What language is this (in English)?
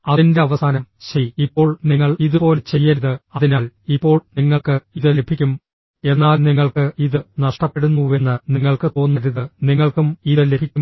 Malayalam